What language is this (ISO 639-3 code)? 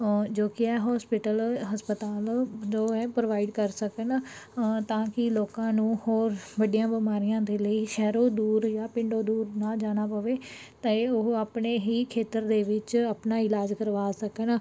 pan